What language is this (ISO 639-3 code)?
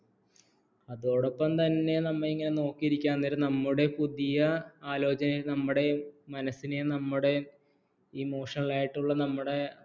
mal